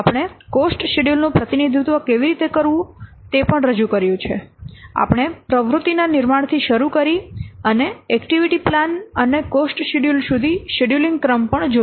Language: Gujarati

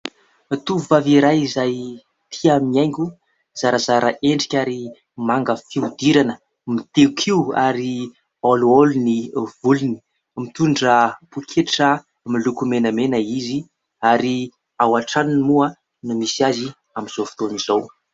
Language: Malagasy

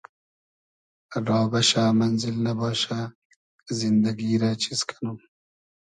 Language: Hazaragi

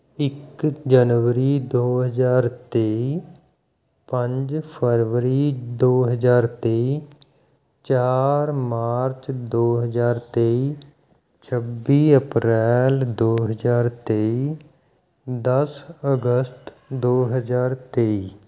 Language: Punjabi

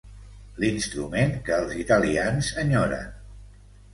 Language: Catalan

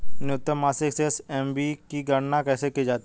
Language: Hindi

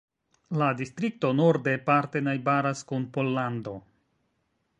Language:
Esperanto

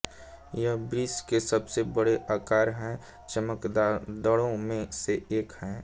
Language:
Hindi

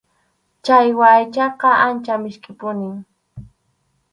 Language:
Arequipa-La Unión Quechua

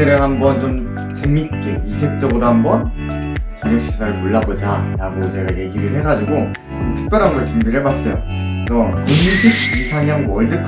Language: Korean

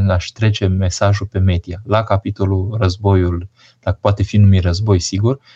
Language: Romanian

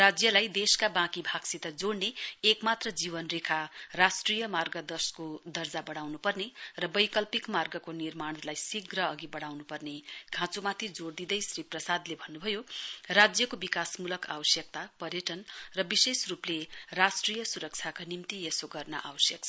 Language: Nepali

